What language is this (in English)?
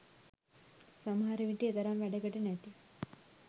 Sinhala